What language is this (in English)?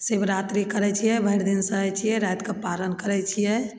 Maithili